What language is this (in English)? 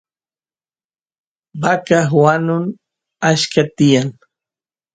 Santiago del Estero Quichua